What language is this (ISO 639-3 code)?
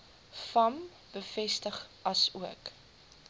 afr